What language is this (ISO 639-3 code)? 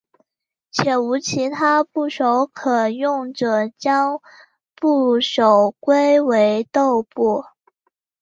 zho